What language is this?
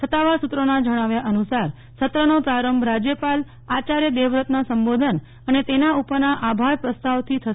Gujarati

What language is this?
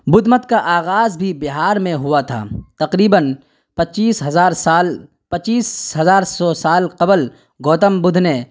Urdu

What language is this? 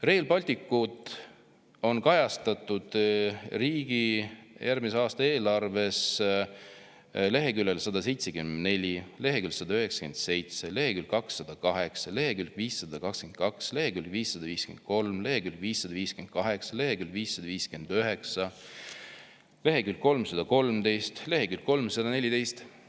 Estonian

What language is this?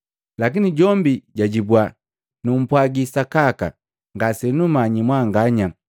Matengo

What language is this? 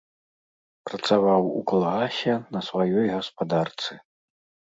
Belarusian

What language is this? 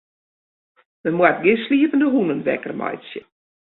Western Frisian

